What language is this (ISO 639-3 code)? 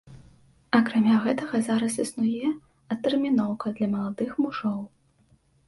bel